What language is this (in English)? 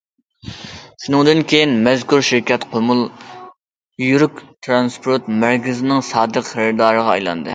Uyghur